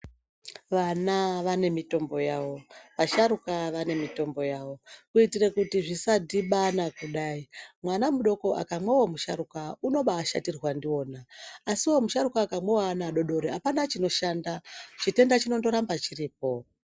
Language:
Ndau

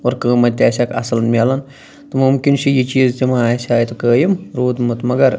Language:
Kashmiri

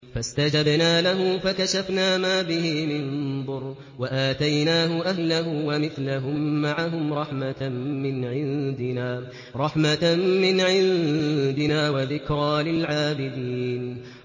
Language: Arabic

